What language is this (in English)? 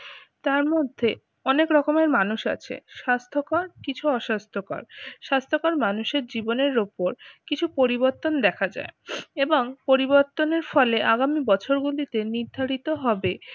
Bangla